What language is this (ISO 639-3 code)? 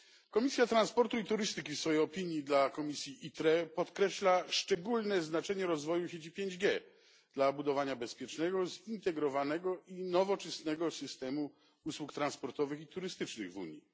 pol